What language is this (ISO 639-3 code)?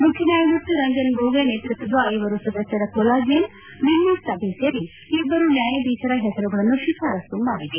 kan